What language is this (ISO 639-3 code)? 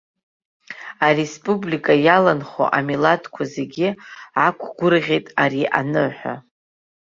abk